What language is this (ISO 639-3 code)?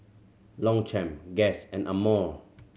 eng